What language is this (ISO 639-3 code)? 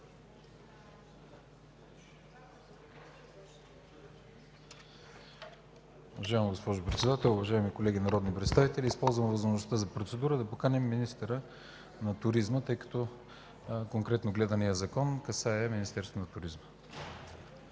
bul